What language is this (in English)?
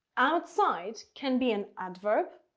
English